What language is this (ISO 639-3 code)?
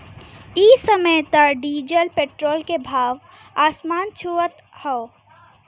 bho